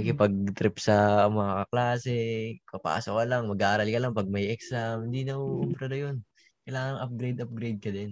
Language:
Filipino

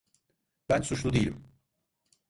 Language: Turkish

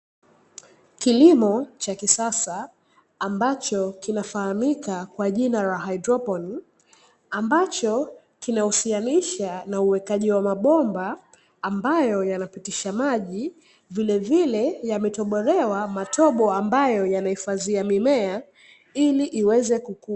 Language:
Swahili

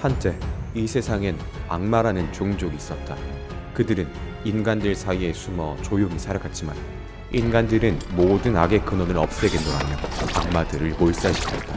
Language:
Korean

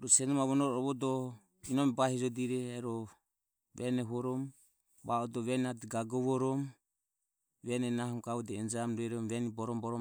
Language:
Ömie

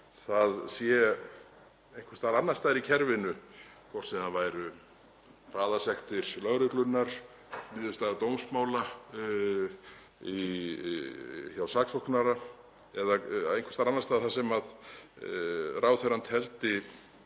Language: Icelandic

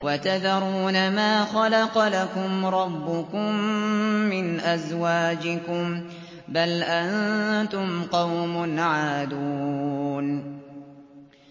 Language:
Arabic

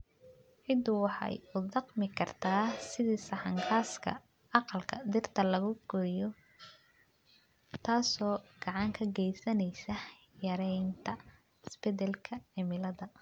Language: Somali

